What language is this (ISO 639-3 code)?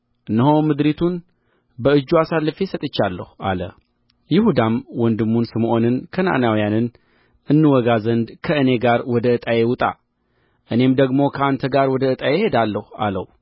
amh